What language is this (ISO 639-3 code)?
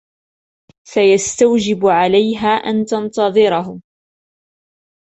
ara